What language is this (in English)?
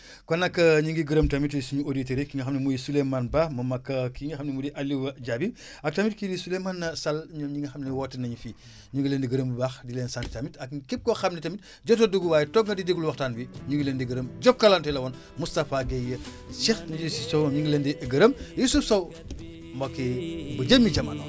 Wolof